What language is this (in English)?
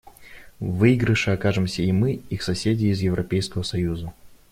Russian